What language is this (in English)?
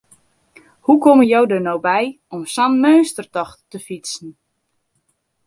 Western Frisian